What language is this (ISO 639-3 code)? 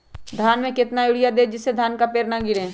mag